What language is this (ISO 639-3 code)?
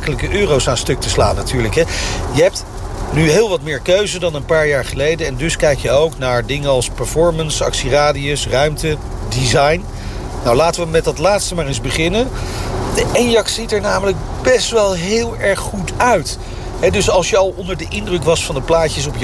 nld